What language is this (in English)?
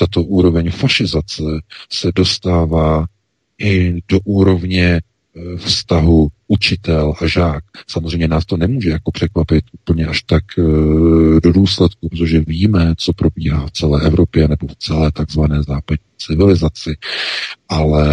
Czech